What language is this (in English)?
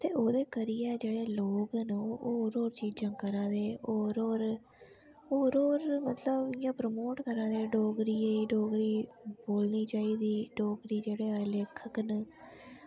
Dogri